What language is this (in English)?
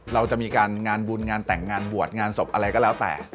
Thai